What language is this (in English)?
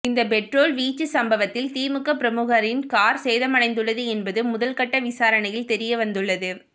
Tamil